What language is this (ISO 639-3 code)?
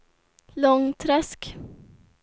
swe